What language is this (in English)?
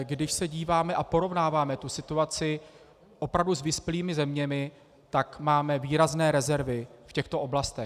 Czech